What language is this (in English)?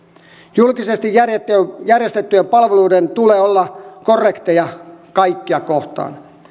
Finnish